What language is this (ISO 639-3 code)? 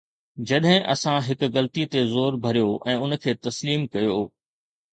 snd